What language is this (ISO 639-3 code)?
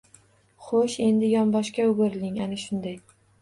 uzb